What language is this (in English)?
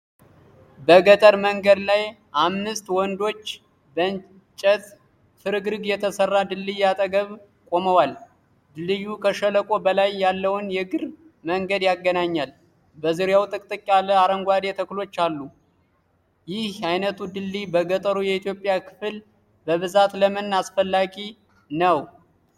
Amharic